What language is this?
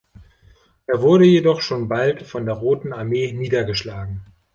German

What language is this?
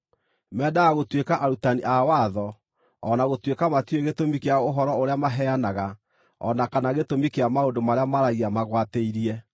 Kikuyu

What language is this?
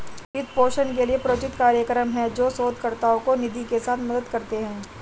Hindi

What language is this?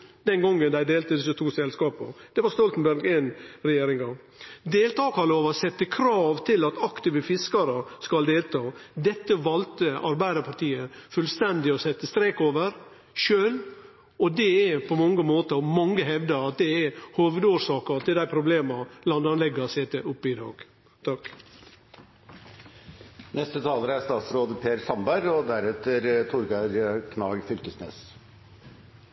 Norwegian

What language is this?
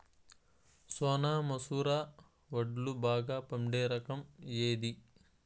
Telugu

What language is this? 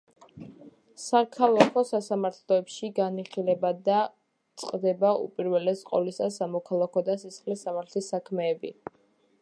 Georgian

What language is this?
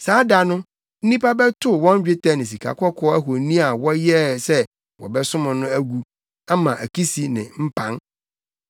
Akan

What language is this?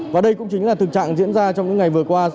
Vietnamese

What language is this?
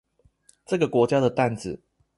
Chinese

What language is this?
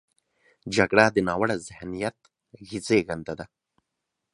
Pashto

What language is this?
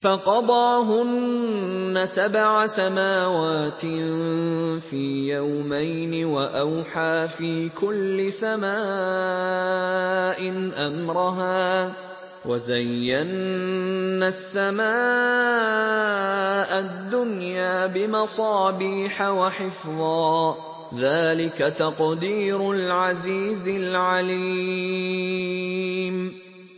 Arabic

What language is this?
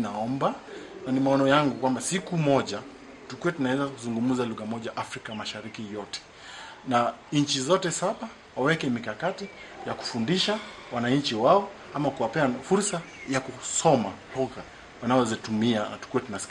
Swahili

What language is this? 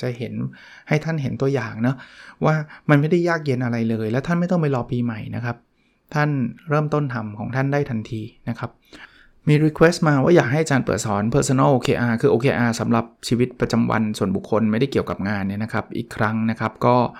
Thai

